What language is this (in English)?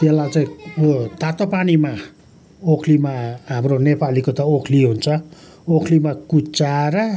Nepali